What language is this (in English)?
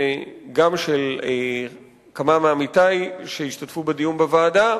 Hebrew